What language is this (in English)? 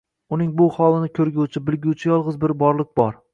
Uzbek